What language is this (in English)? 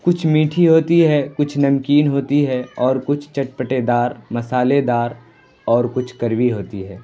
Urdu